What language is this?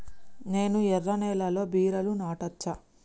Telugu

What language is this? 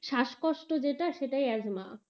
Bangla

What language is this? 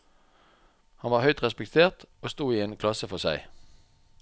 Norwegian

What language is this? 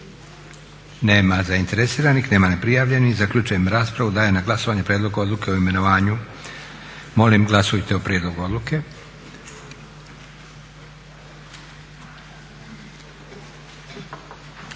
Croatian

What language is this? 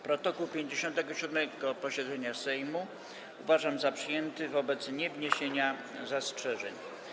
Polish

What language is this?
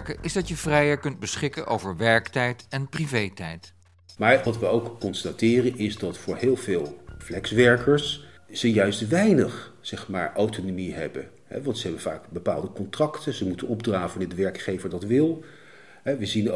Dutch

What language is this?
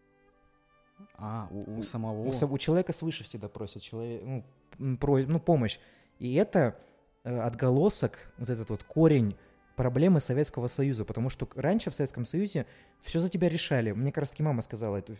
Russian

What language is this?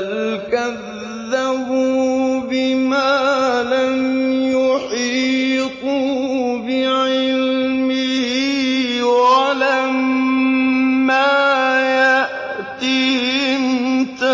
Arabic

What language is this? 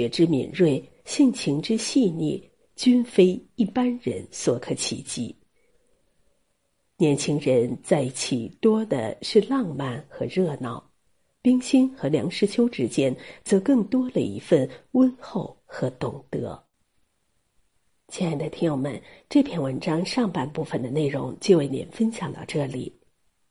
Chinese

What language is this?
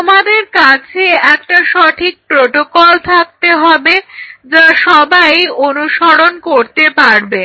Bangla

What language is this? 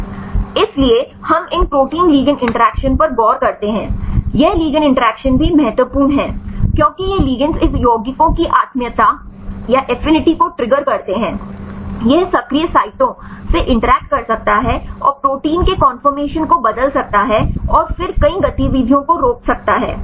Hindi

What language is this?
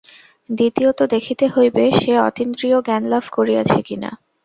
Bangla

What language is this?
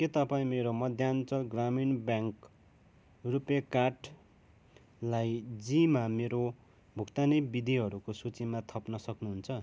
Nepali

